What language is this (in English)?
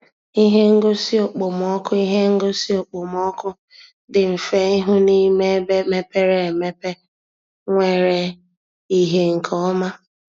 Igbo